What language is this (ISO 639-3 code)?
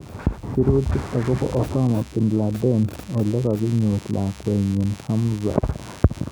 kln